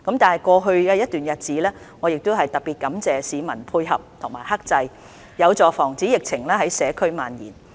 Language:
Cantonese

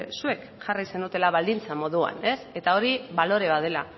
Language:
Basque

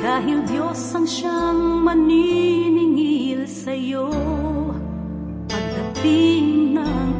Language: Filipino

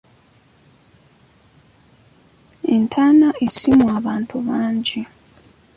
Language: Ganda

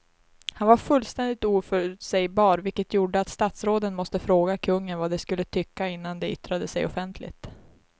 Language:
Swedish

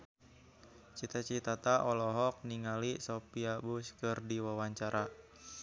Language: Sundanese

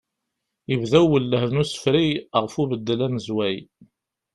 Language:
Kabyle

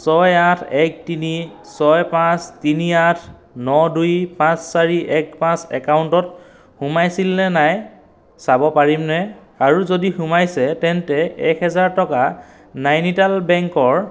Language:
Assamese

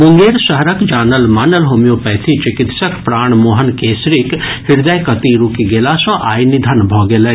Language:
Maithili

